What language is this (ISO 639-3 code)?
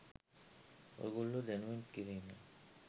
sin